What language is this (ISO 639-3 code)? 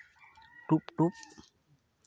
sat